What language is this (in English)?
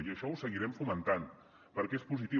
Catalan